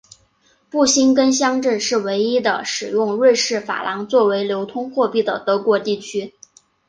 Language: Chinese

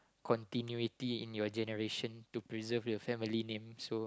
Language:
English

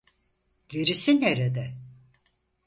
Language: Turkish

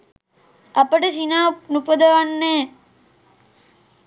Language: Sinhala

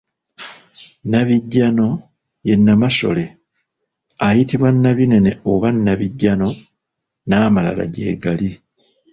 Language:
Ganda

